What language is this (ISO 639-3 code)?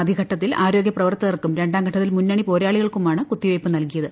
mal